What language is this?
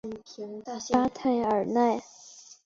Chinese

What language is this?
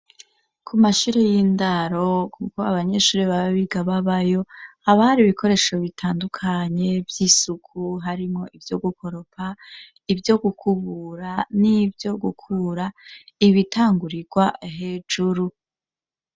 Rundi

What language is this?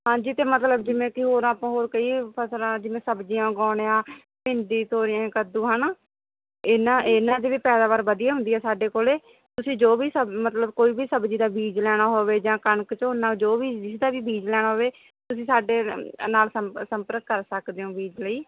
Punjabi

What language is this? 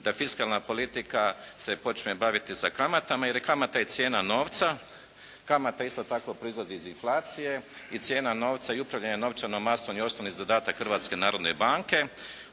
Croatian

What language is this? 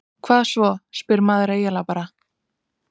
Icelandic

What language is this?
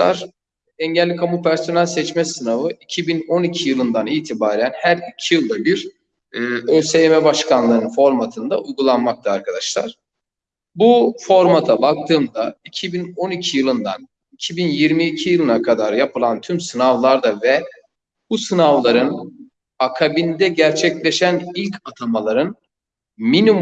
Turkish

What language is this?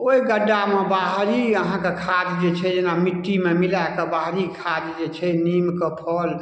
Maithili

